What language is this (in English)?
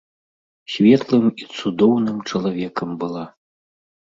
Belarusian